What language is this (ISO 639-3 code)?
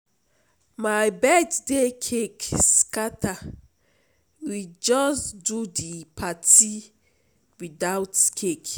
pcm